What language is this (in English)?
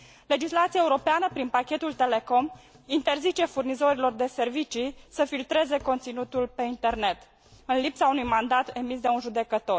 Romanian